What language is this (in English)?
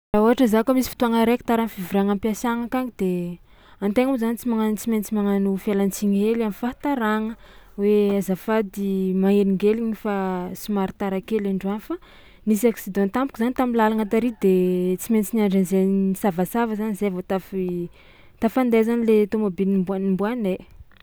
Tsimihety Malagasy